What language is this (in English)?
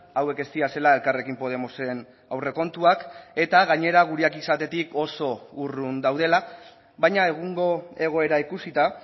Basque